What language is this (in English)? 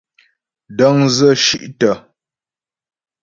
Ghomala